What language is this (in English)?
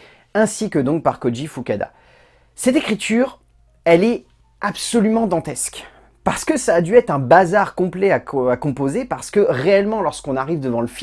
French